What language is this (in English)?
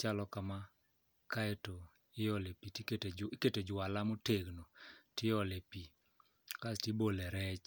Luo (Kenya and Tanzania)